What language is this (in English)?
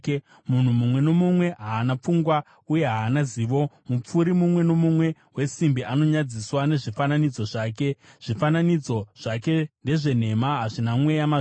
Shona